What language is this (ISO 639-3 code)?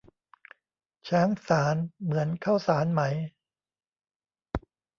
tha